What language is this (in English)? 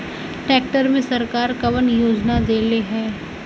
Bhojpuri